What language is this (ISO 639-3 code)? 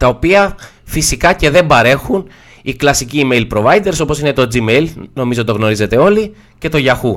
ell